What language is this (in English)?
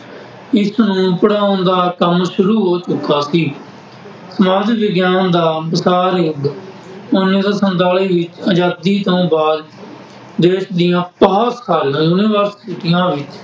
Punjabi